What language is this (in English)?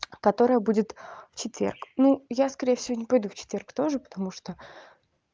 Russian